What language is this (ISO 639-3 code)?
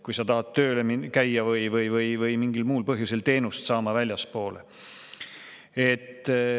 est